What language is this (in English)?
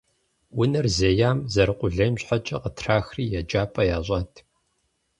Kabardian